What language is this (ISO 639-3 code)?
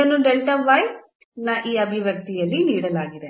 kan